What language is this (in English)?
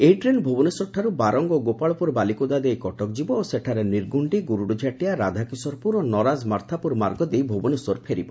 Odia